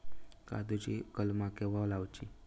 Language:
Marathi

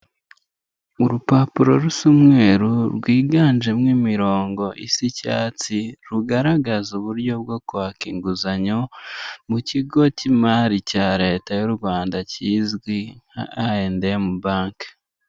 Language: Kinyarwanda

